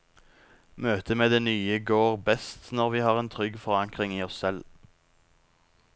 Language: Norwegian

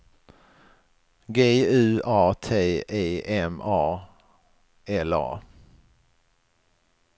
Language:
Swedish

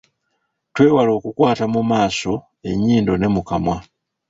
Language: Ganda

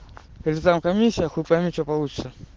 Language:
Russian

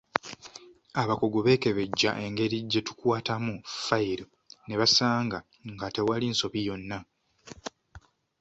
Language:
Ganda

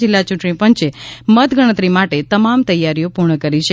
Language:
Gujarati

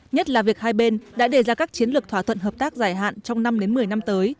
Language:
Vietnamese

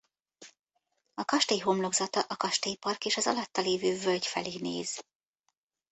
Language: Hungarian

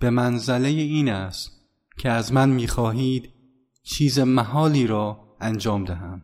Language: Persian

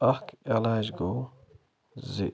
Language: Kashmiri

